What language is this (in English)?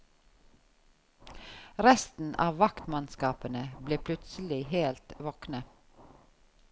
Norwegian